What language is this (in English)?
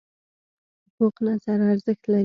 Pashto